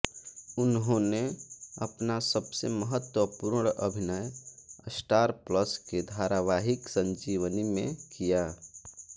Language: Hindi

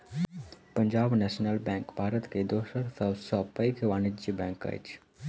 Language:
Maithili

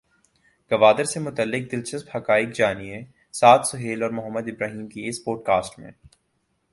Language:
Urdu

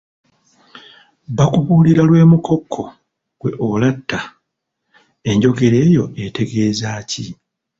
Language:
Ganda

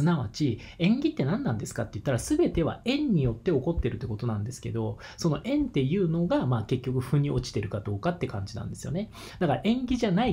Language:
Japanese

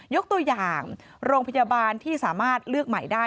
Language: Thai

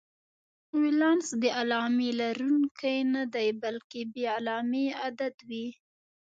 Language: Pashto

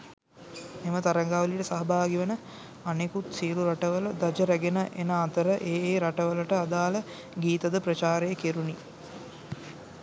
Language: Sinhala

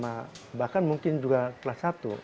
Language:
Indonesian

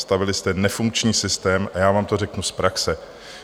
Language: Czech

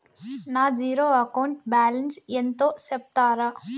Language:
Telugu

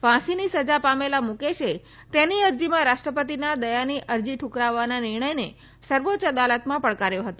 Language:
Gujarati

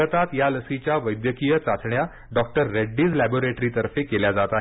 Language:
Marathi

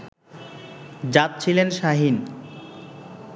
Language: Bangla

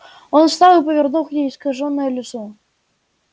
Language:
Russian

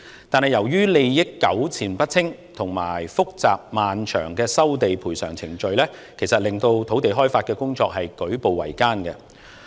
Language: Cantonese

